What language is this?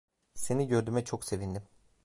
Turkish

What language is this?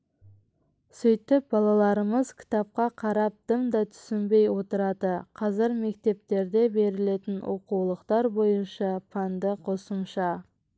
Kazakh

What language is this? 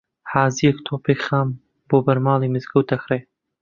Central Kurdish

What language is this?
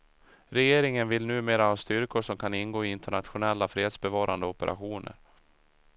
Swedish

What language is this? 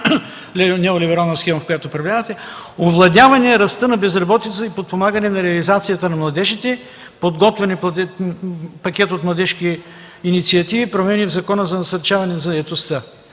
Bulgarian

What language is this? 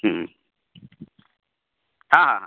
Odia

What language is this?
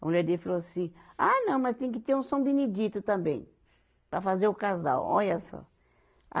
Portuguese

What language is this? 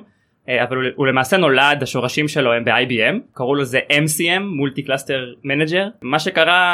Hebrew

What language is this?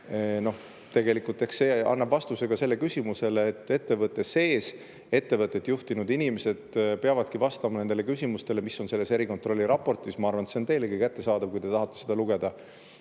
Estonian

